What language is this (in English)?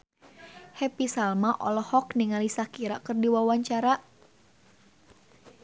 Sundanese